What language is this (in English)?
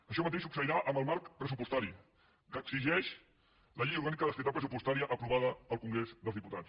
Catalan